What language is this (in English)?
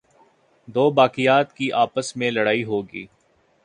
Urdu